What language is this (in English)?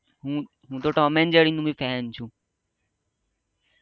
Gujarati